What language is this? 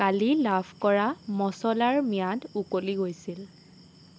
Assamese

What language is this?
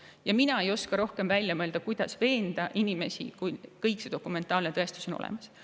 Estonian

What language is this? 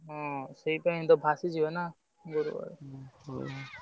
Odia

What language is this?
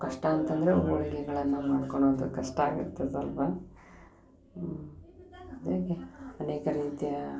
Kannada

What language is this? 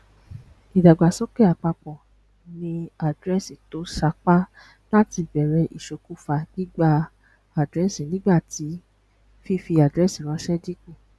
Yoruba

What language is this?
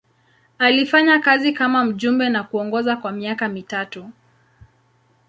Swahili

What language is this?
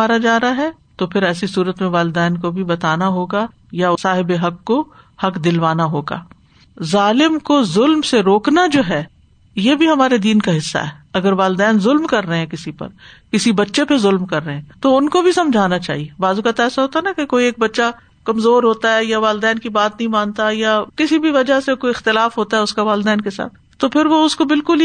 Urdu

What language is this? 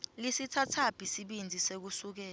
Swati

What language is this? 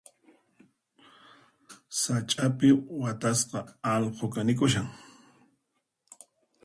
Puno Quechua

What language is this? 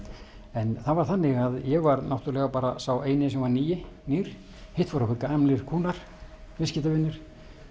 Icelandic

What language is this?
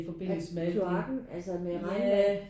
Danish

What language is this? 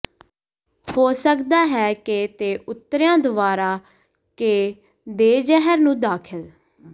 Punjabi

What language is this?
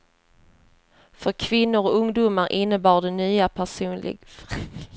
Swedish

